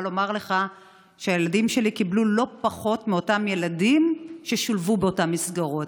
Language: Hebrew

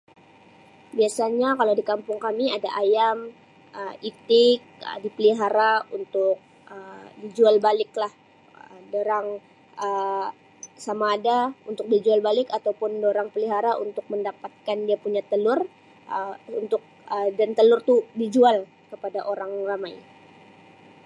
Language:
Sabah Malay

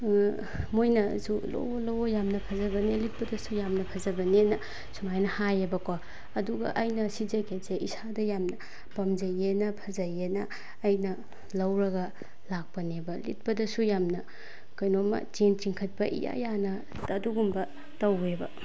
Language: Manipuri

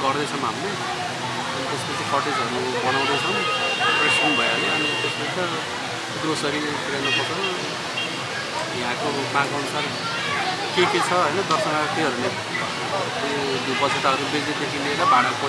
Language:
Indonesian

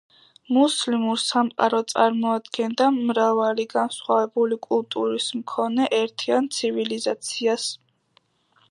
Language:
Georgian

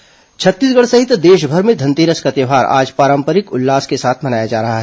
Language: Hindi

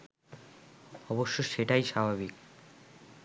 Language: Bangla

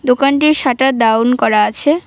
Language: Bangla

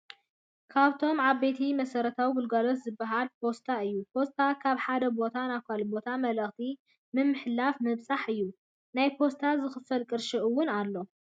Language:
Tigrinya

